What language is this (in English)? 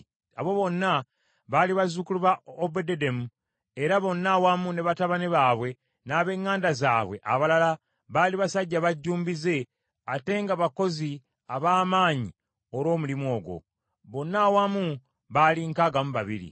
Ganda